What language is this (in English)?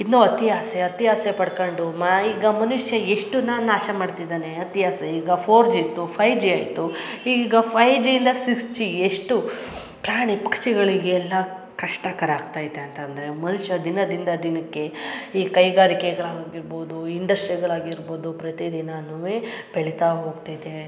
Kannada